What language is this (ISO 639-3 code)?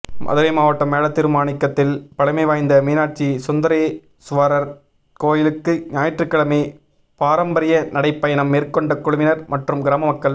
tam